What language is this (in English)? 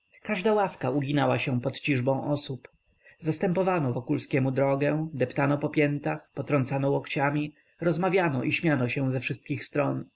Polish